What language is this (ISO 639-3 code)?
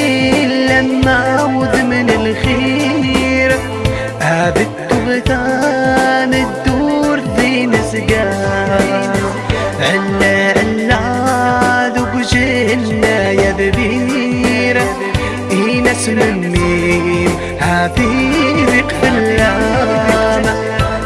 ara